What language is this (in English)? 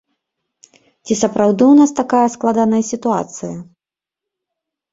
Belarusian